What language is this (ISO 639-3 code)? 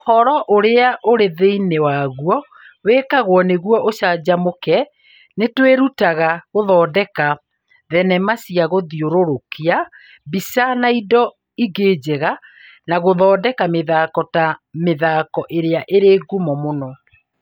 kik